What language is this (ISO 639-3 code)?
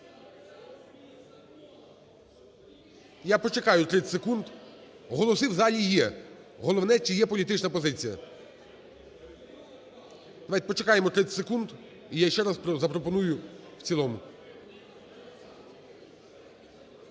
ukr